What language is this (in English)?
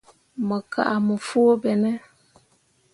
Mundang